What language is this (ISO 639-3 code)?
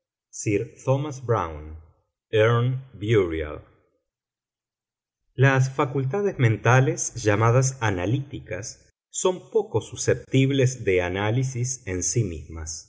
spa